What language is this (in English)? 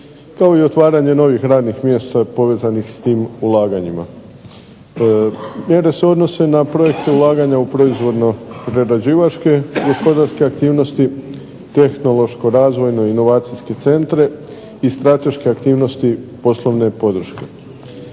Croatian